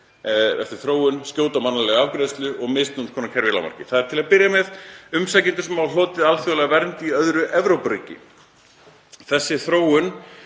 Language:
Icelandic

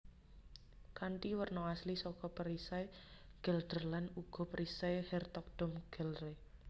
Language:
Javanese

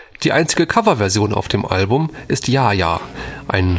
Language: German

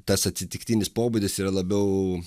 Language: Lithuanian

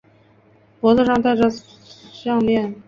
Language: Chinese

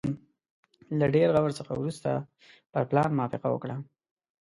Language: Pashto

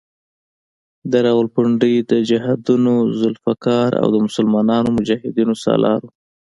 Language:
Pashto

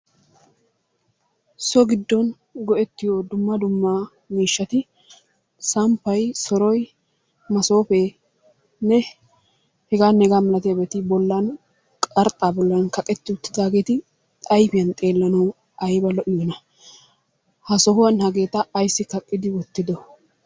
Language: Wolaytta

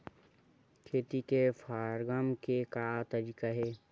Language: Chhattisgarhi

